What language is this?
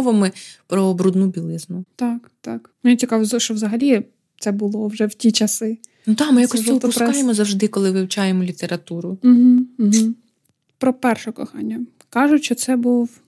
Ukrainian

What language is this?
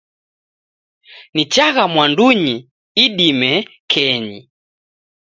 Taita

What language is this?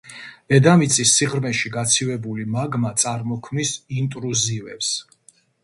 Georgian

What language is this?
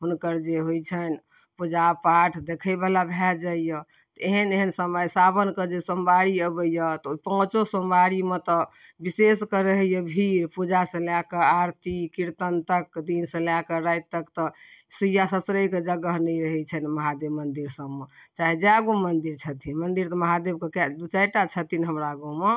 Maithili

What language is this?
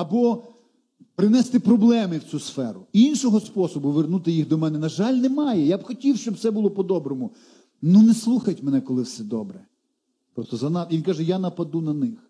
Ukrainian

